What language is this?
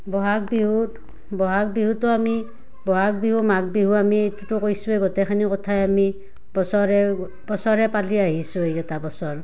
Assamese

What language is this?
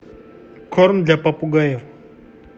Russian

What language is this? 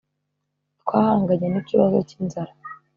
Kinyarwanda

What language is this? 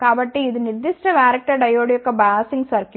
Telugu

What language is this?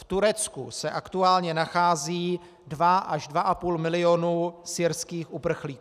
Czech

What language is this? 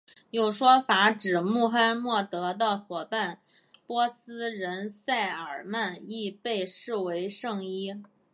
Chinese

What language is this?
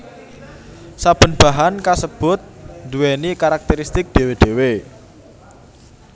Javanese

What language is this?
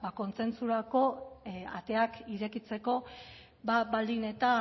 Basque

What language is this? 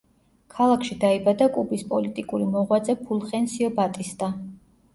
Georgian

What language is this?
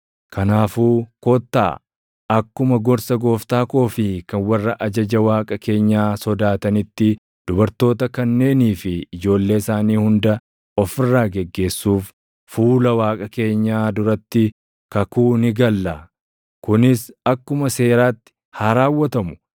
Oromo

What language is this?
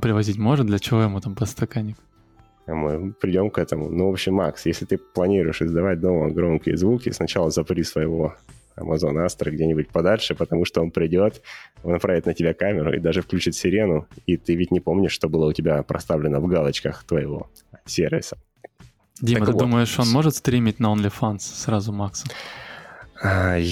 Russian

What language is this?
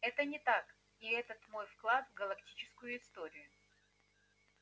Russian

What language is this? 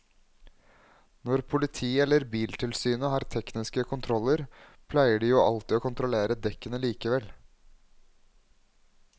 Norwegian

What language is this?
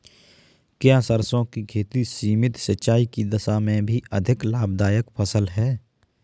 Hindi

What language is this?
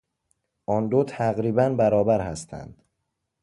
Persian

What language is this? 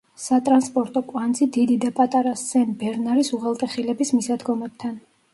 Georgian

